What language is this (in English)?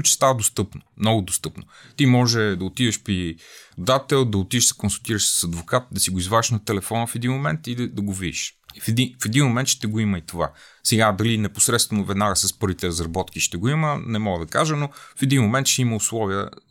Bulgarian